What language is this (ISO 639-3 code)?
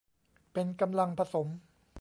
tha